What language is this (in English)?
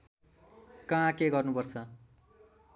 Nepali